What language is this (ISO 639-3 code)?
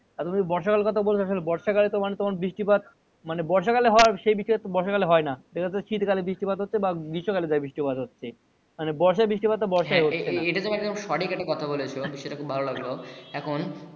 ben